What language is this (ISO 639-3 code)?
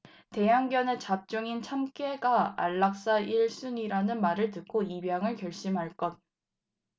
kor